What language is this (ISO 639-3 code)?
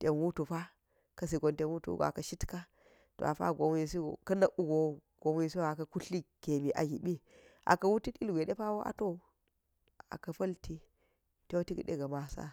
gyz